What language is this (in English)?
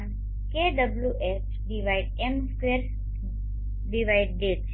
Gujarati